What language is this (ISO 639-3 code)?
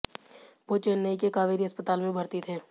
hin